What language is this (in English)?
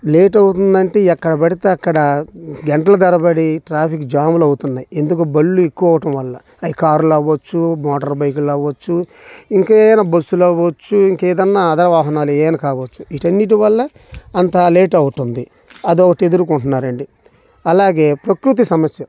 Telugu